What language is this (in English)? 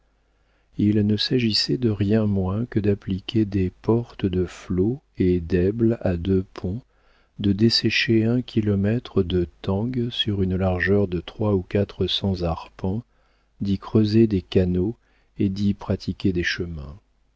French